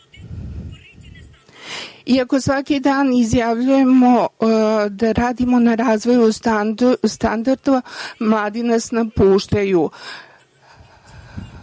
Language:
Serbian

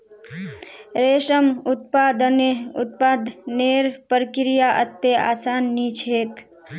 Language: Magahi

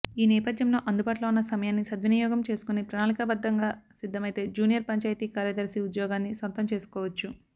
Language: Telugu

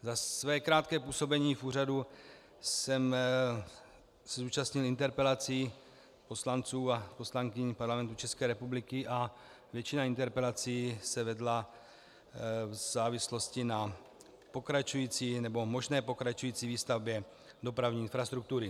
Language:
Czech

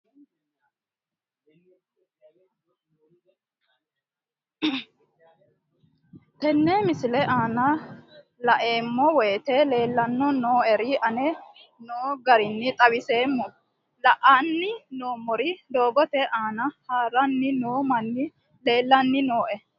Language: Sidamo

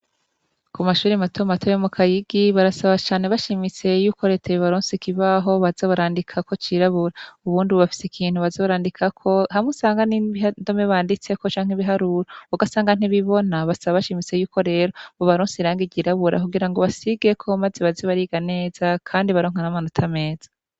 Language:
Rundi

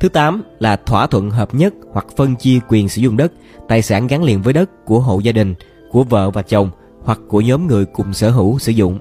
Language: Vietnamese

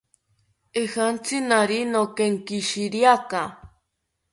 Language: South Ucayali Ashéninka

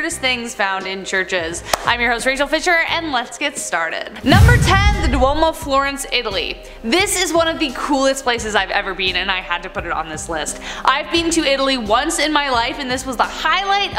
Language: English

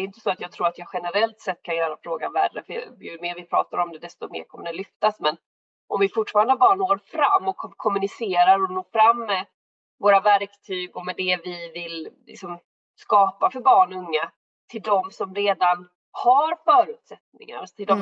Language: Swedish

